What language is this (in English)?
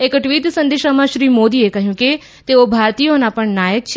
Gujarati